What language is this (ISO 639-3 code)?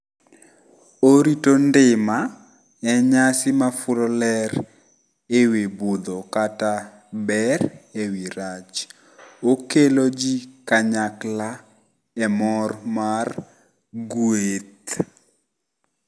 luo